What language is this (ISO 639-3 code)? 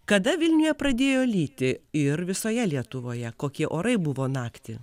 lit